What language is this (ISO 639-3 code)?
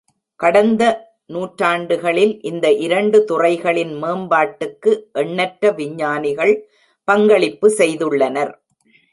tam